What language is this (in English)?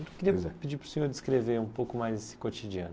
Portuguese